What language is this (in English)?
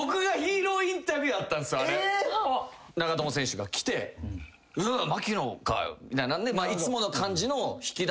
Japanese